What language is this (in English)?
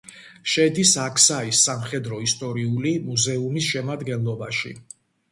Georgian